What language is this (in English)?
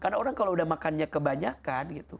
Indonesian